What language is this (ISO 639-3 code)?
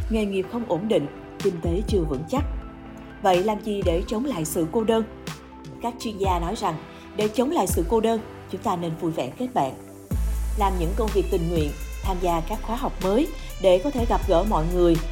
vie